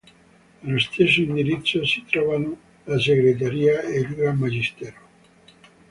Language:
Italian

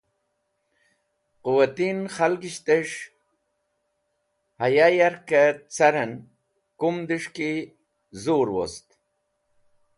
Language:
Wakhi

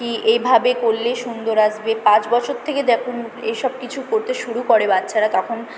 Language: Bangla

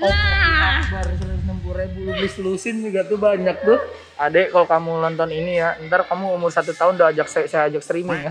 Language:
Indonesian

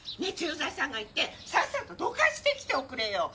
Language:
Japanese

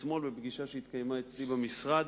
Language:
Hebrew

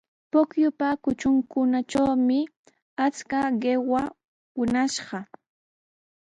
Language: Sihuas Ancash Quechua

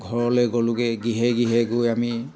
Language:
Assamese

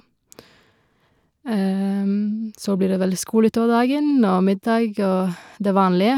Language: Norwegian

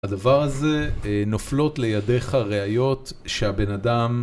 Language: Hebrew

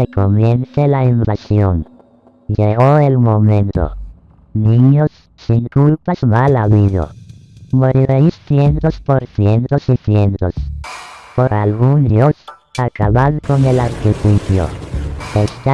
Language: Spanish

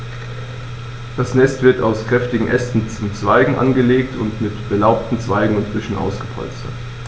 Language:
German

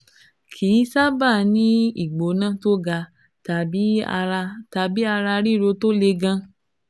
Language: Yoruba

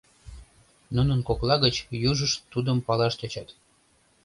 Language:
Mari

